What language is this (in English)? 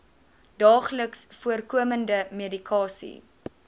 Afrikaans